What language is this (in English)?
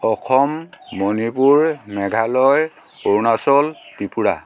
Assamese